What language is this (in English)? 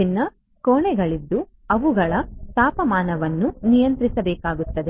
Kannada